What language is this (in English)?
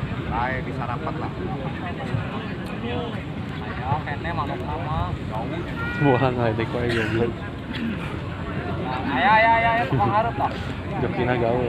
Indonesian